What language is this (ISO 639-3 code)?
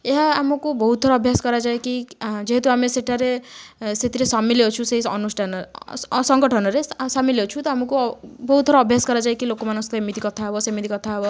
ori